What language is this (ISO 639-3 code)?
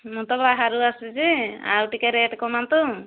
ori